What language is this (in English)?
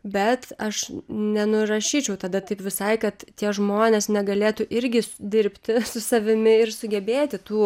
Lithuanian